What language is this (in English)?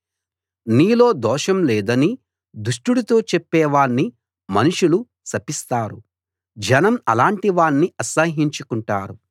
Telugu